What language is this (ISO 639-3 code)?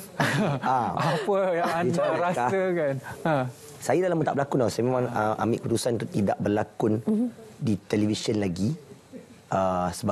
msa